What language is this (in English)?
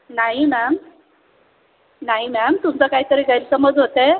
Marathi